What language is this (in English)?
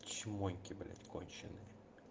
Russian